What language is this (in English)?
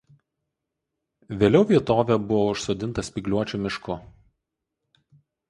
Lithuanian